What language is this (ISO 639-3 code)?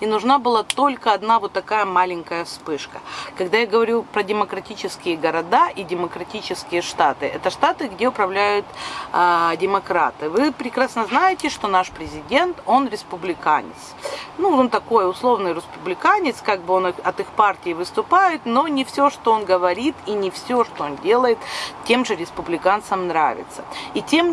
rus